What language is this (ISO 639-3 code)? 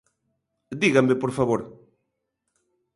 glg